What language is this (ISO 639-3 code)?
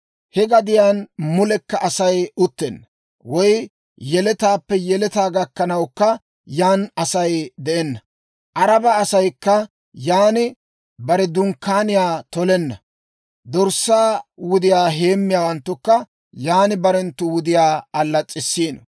dwr